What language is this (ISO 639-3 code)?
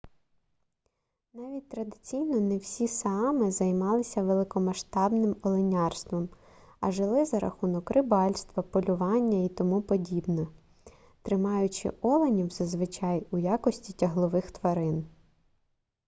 ukr